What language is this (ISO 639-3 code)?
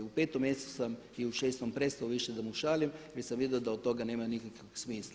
hrv